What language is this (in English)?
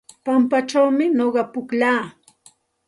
Santa Ana de Tusi Pasco Quechua